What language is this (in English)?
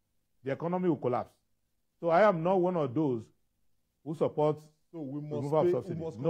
English